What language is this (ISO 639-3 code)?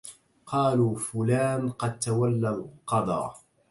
ara